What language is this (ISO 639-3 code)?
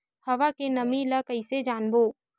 hne